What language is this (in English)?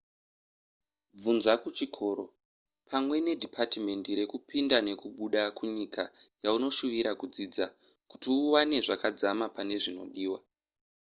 Shona